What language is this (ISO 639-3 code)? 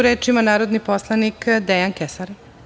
srp